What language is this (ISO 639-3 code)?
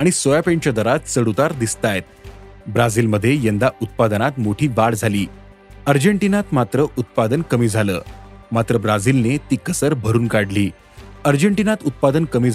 mar